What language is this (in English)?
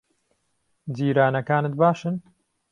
Central Kurdish